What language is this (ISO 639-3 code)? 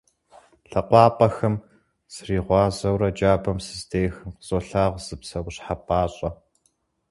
kbd